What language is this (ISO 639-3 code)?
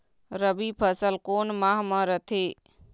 hne